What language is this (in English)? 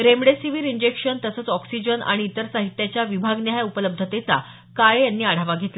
Marathi